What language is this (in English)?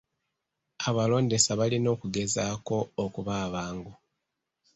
Ganda